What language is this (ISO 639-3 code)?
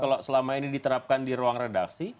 ind